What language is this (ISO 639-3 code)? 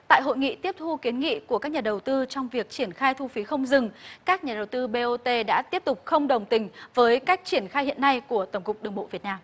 vie